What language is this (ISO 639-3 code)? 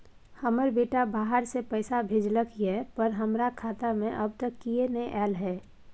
mai